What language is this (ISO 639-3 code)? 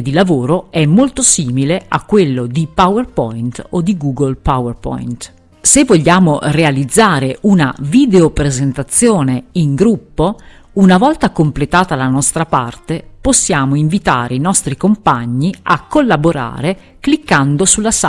ita